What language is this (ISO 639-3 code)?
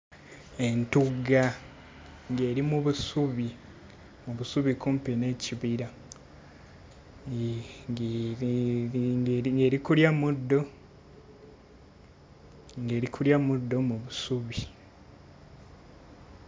lug